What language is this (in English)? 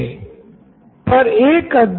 Hindi